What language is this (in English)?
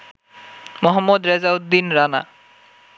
Bangla